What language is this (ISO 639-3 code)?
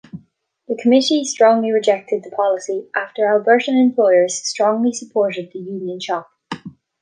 eng